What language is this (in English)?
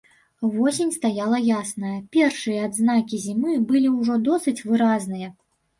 Belarusian